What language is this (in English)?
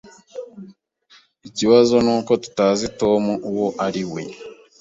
Kinyarwanda